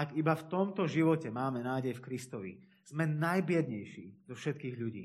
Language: Slovak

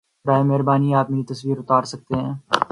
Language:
Urdu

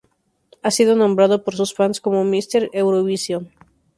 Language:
Spanish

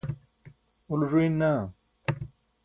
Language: Burushaski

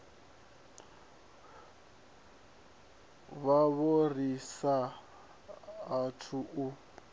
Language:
Venda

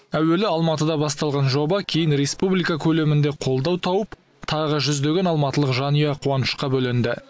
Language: Kazakh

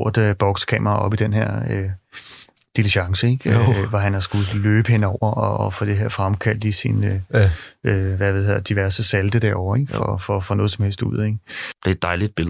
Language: Danish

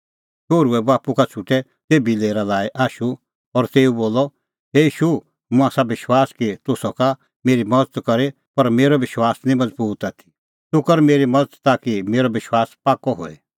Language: Kullu Pahari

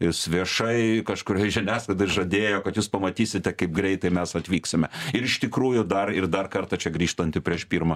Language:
Lithuanian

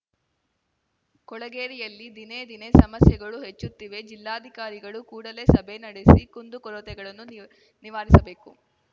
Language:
Kannada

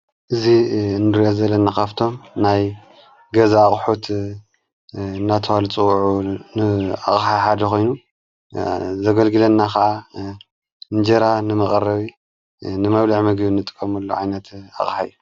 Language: Tigrinya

